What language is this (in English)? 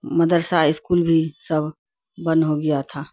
Urdu